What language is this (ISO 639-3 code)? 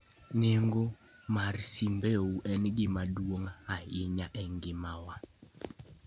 luo